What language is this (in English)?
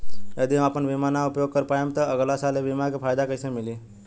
Bhojpuri